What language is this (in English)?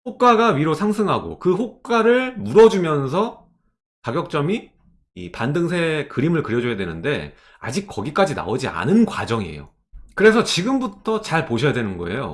Korean